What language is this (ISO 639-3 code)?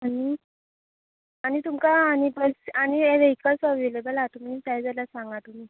kok